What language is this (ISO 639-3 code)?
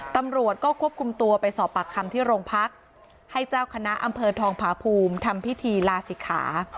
tha